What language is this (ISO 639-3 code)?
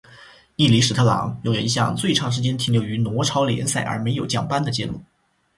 zho